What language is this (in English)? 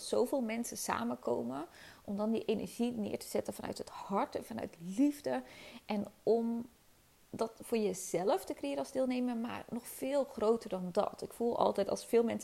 Dutch